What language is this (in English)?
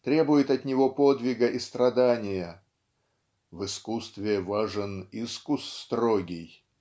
Russian